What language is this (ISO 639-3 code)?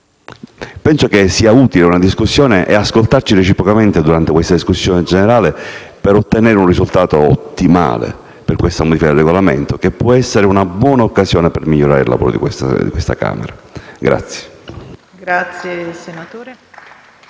ita